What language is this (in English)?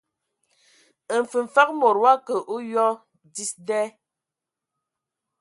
Ewondo